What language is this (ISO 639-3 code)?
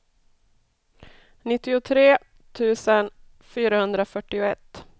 swe